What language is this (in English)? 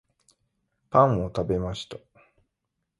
Japanese